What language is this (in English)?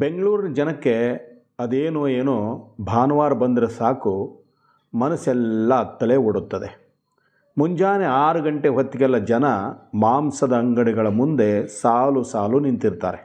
Kannada